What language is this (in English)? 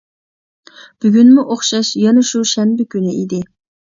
Uyghur